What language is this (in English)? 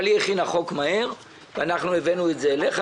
Hebrew